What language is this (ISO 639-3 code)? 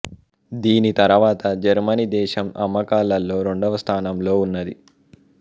tel